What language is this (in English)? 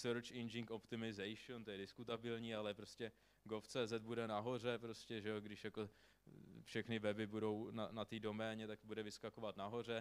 Czech